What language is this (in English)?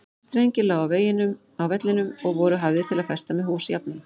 Icelandic